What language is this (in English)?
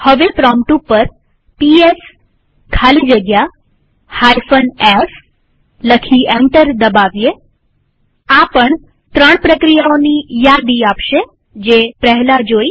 Gujarati